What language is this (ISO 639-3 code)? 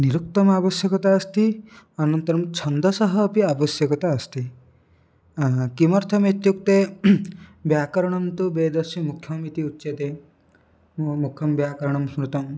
san